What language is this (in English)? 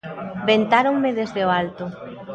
Galician